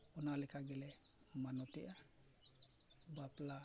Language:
Santali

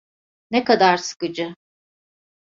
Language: Turkish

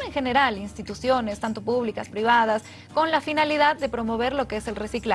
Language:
Spanish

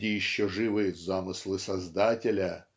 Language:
Russian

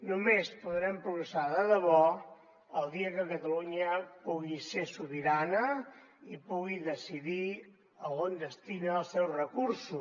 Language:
Catalan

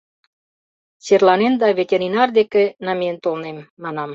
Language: Mari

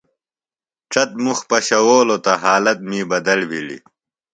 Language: Phalura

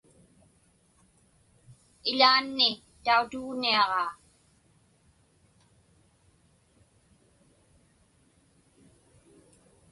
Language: Inupiaq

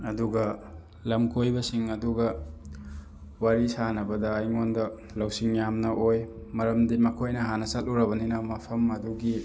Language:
Manipuri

